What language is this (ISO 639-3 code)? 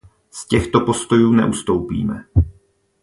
ces